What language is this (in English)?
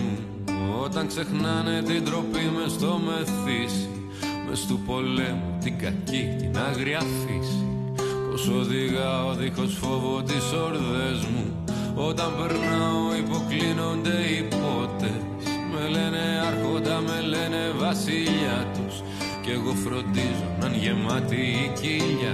Greek